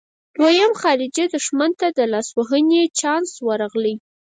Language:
Pashto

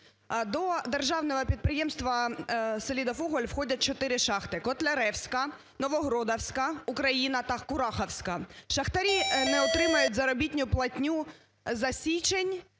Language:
Ukrainian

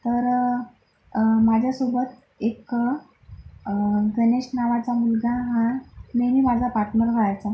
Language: Marathi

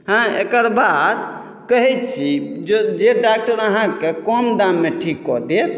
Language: Maithili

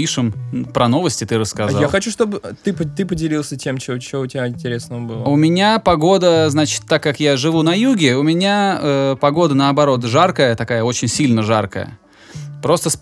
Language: Russian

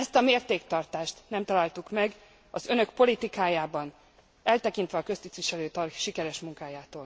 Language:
Hungarian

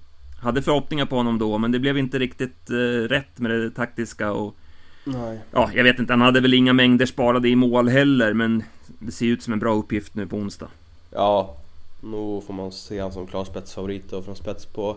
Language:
Swedish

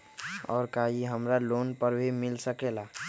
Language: Magahi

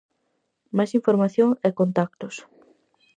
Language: Galician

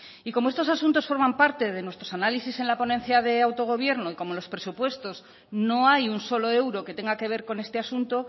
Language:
Spanish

